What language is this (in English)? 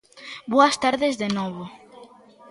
Galician